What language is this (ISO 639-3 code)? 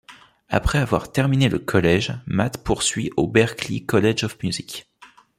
fra